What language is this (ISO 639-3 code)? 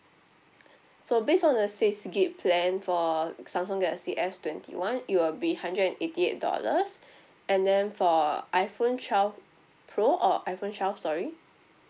eng